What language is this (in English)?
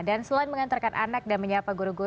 Indonesian